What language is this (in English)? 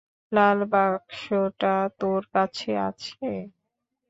Bangla